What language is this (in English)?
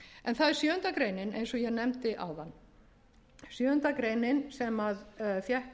Icelandic